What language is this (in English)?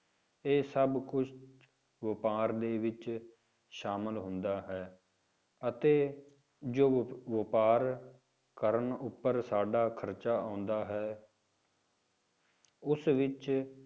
Punjabi